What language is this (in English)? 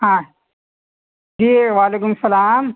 Urdu